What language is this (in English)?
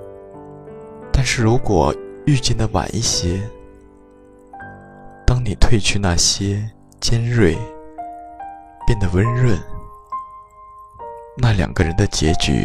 Chinese